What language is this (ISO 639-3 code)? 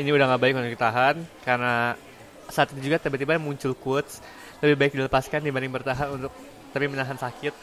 ind